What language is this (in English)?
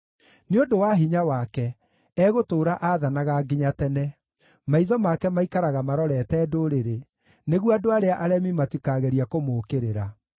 Kikuyu